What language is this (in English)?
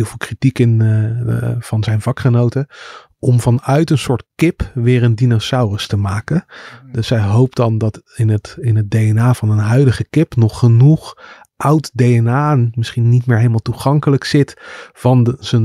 Dutch